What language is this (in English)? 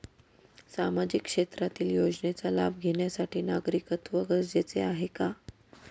Marathi